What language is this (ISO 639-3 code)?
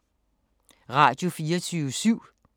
dan